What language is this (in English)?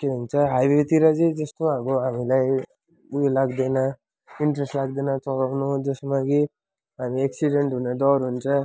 Nepali